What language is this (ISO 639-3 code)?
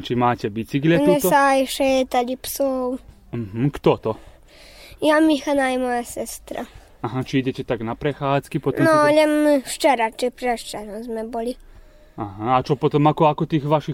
slk